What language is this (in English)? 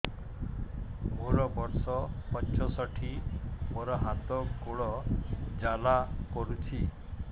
Odia